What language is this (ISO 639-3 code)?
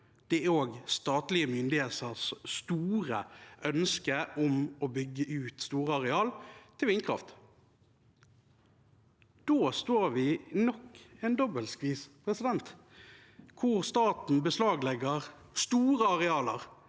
nor